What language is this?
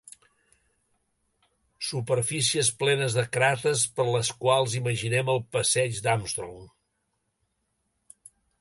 Catalan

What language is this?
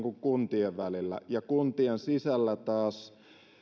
Finnish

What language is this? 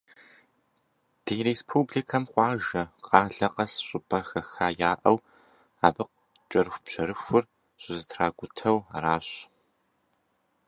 Kabardian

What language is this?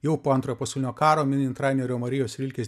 Lithuanian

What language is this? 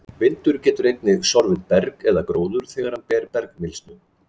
Icelandic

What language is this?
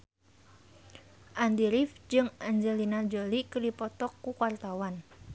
Sundanese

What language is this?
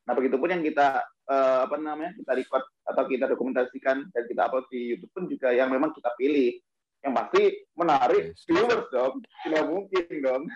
Indonesian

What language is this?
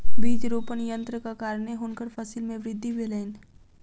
Maithili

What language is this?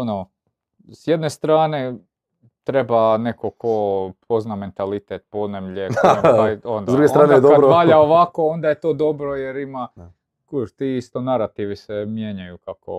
Croatian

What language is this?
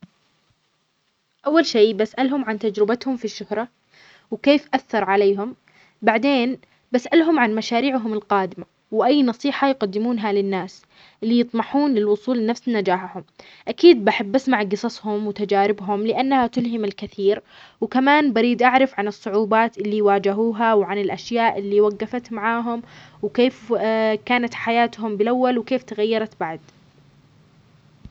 Omani Arabic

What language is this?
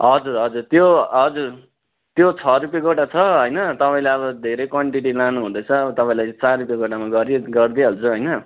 Nepali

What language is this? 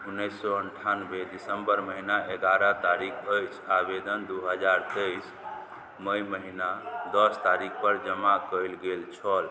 Maithili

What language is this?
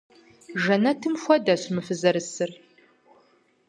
Kabardian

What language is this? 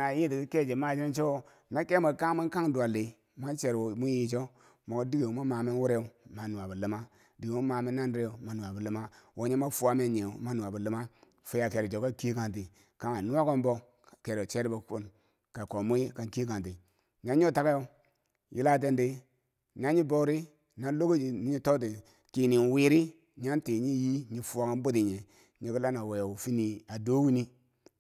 Bangwinji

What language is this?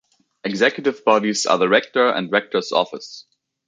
English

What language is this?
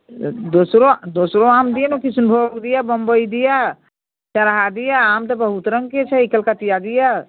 Maithili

